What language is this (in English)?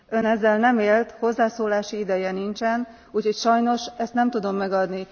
Hungarian